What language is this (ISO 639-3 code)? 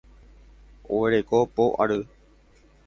grn